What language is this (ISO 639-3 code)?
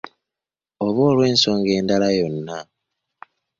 lug